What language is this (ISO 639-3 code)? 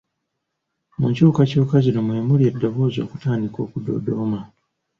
lug